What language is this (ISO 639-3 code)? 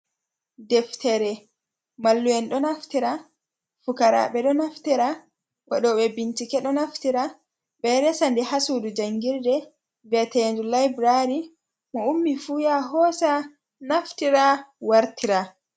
ful